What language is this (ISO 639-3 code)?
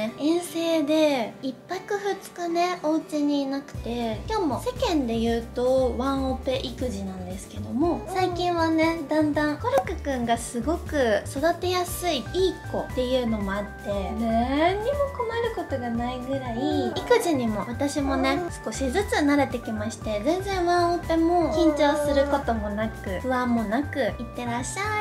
jpn